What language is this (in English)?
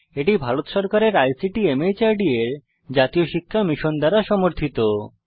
Bangla